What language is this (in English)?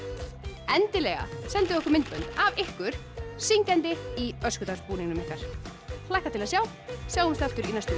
Icelandic